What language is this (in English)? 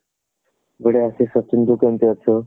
Odia